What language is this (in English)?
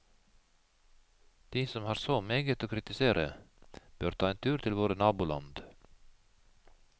Norwegian